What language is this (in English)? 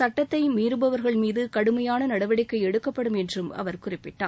Tamil